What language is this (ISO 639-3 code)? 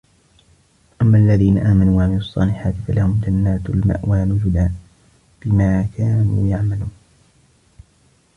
ara